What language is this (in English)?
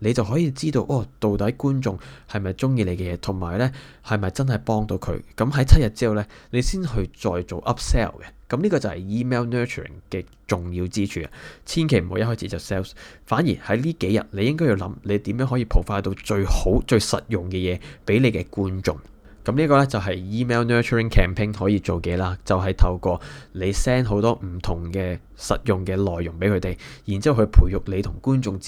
Chinese